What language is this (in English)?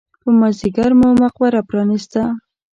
Pashto